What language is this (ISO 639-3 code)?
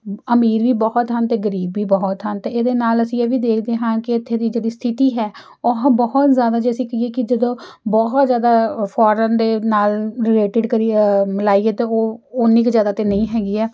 pan